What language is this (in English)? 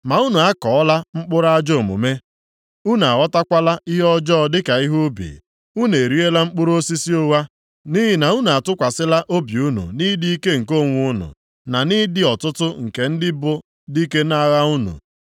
Igbo